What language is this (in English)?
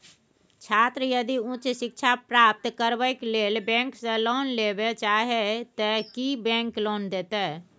Maithili